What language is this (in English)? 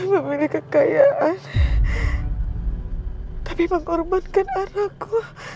Indonesian